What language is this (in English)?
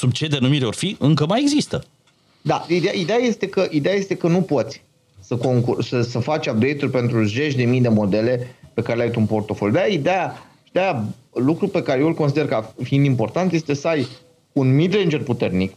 Romanian